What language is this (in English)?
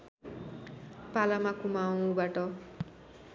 Nepali